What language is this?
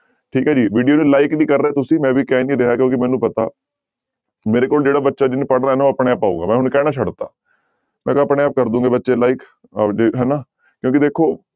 Punjabi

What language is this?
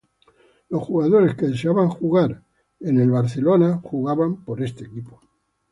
Spanish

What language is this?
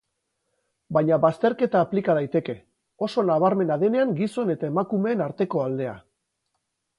Basque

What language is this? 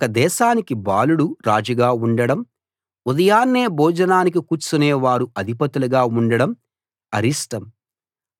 Telugu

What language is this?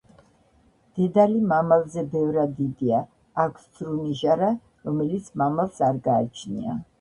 Georgian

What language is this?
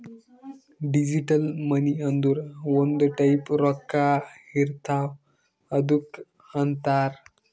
Kannada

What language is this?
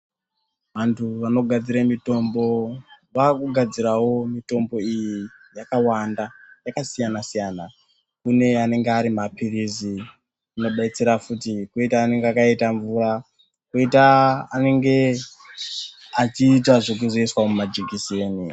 Ndau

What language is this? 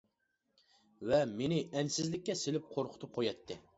Uyghur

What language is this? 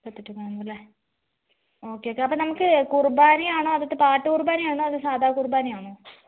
Malayalam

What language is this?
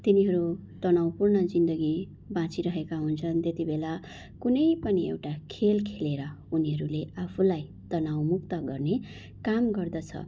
Nepali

